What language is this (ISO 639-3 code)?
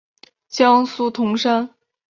zho